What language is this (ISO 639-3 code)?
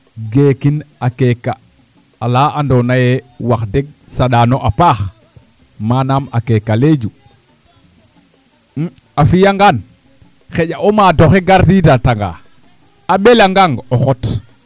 srr